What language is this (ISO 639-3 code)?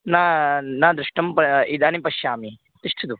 san